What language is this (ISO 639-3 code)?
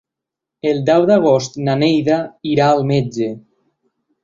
cat